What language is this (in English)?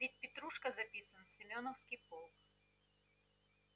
Russian